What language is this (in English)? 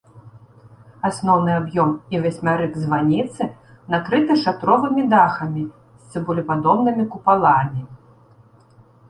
Belarusian